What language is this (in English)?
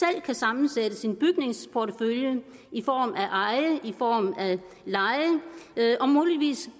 Danish